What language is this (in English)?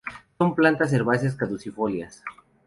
Spanish